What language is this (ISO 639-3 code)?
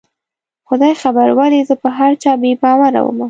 pus